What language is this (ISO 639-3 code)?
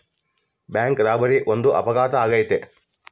kan